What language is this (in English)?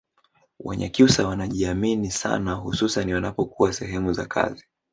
Swahili